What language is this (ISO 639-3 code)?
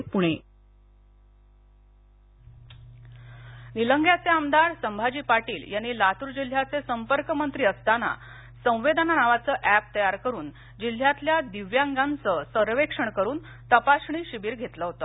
mar